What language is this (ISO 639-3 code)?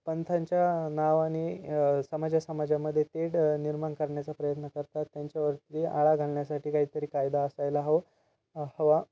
mar